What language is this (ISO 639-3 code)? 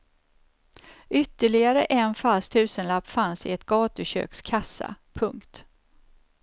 swe